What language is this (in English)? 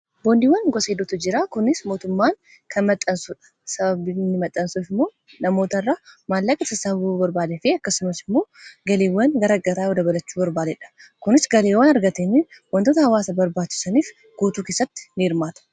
Oromo